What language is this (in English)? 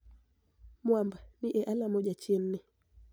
Luo (Kenya and Tanzania)